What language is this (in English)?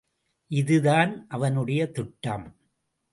Tamil